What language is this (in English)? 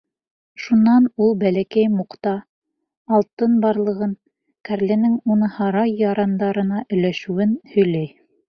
Bashkir